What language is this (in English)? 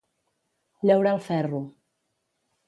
Catalan